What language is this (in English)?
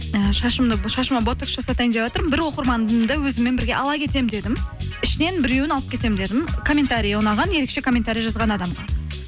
Kazakh